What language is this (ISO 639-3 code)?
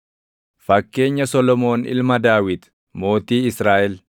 orm